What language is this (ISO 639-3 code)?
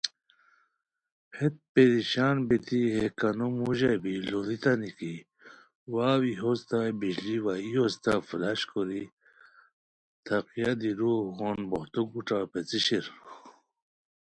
khw